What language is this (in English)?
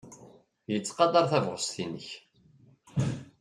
Kabyle